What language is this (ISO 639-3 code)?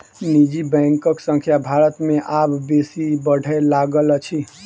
mai